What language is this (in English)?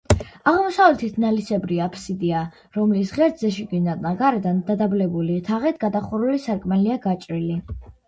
Georgian